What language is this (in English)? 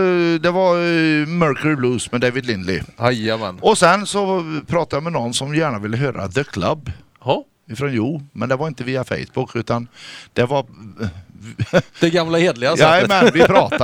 Swedish